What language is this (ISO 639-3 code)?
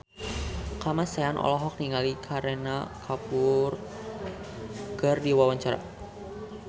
sun